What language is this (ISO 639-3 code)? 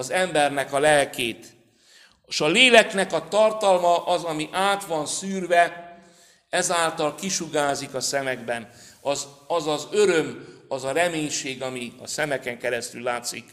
hun